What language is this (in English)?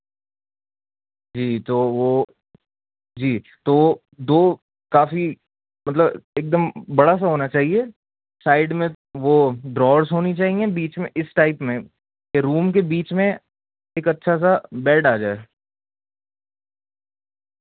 Urdu